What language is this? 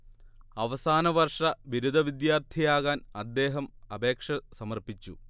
Malayalam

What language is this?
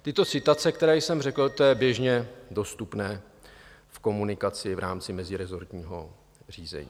Czech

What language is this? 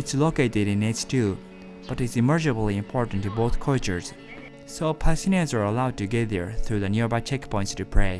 English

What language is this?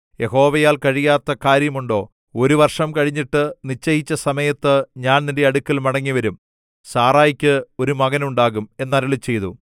Malayalam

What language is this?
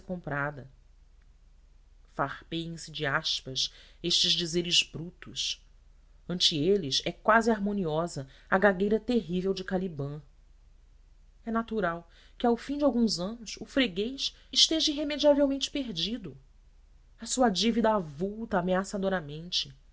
Portuguese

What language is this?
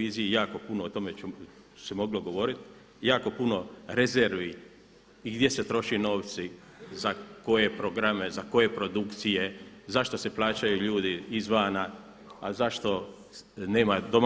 Croatian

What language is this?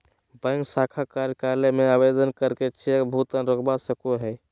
Magahi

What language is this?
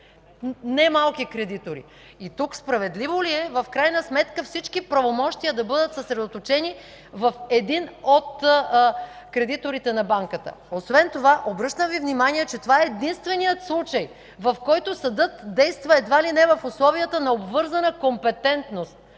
Bulgarian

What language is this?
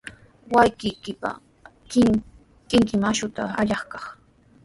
Sihuas Ancash Quechua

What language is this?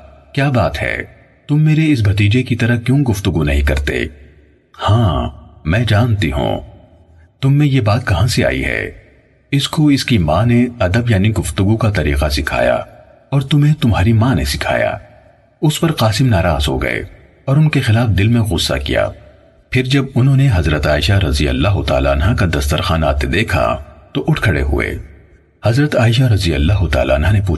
Urdu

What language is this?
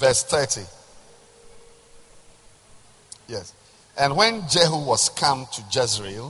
English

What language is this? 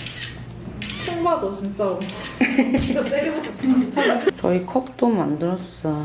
Korean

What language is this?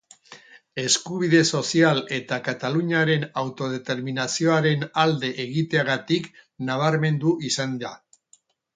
Basque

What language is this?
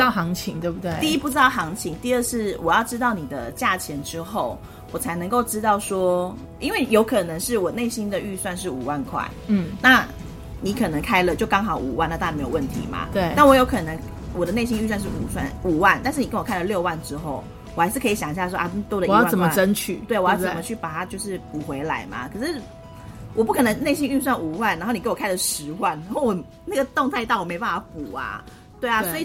Chinese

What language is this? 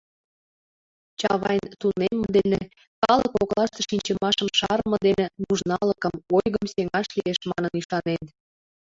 Mari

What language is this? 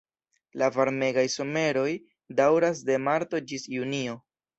Esperanto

